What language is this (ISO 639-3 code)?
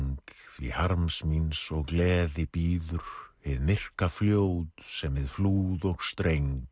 isl